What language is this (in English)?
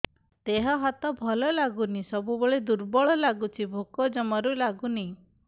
Odia